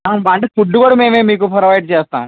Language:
Telugu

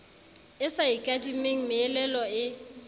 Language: Southern Sotho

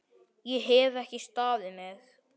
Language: Icelandic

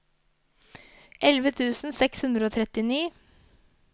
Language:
Norwegian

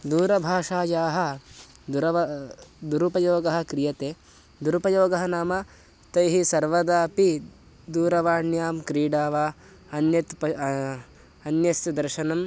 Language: Sanskrit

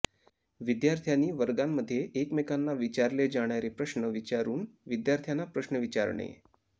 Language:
Marathi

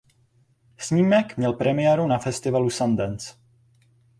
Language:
Czech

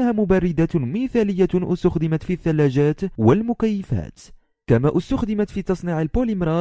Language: Arabic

